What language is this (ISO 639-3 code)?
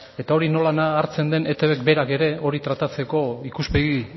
eus